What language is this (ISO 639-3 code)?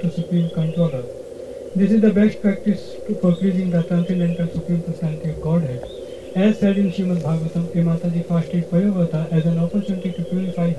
hin